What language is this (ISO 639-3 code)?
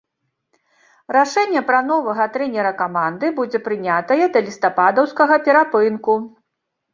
bel